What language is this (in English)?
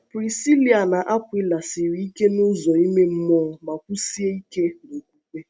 Igbo